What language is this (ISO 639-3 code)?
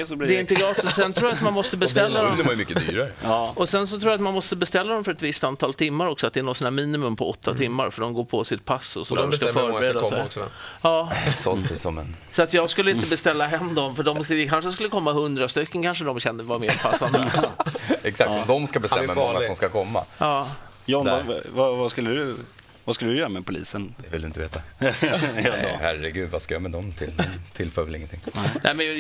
swe